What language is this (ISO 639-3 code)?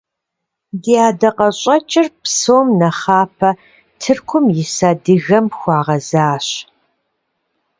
kbd